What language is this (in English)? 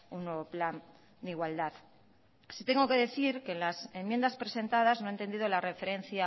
Spanish